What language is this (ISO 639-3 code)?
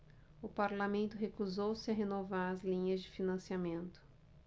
por